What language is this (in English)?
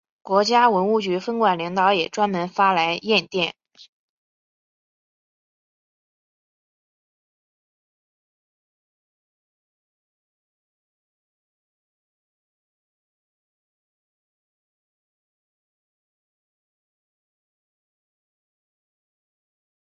Chinese